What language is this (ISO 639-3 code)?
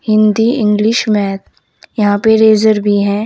hin